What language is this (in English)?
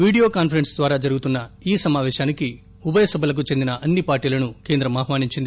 Telugu